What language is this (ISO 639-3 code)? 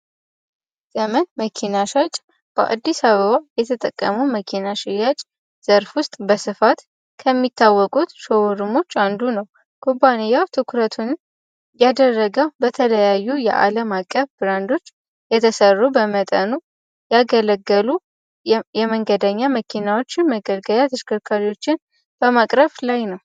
amh